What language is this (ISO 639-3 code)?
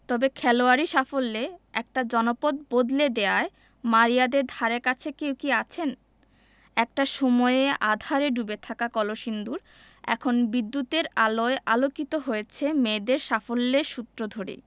ben